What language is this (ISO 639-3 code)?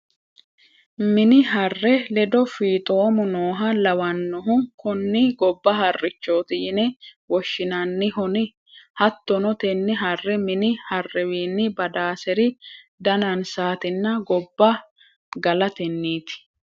sid